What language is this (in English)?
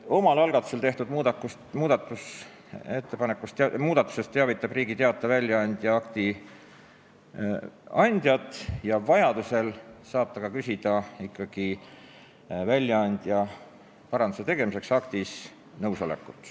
Estonian